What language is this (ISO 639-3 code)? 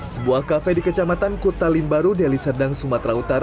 ind